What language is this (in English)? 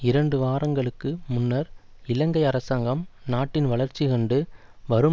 Tamil